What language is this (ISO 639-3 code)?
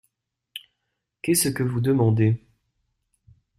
fra